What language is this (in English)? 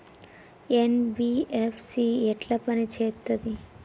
Telugu